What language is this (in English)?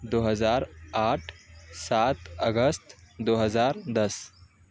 Urdu